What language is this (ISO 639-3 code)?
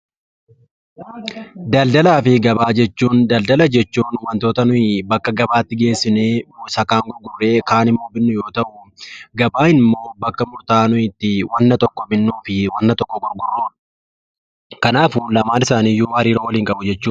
orm